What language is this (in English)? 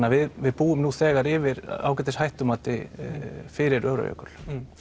Icelandic